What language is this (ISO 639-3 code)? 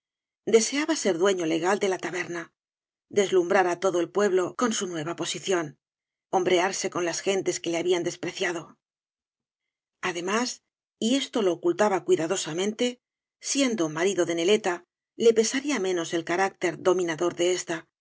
spa